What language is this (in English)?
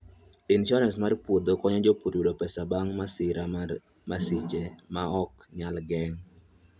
Luo (Kenya and Tanzania)